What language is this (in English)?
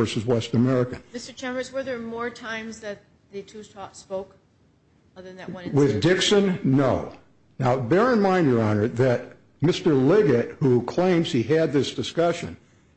English